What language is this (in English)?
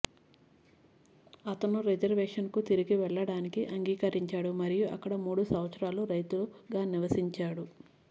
Telugu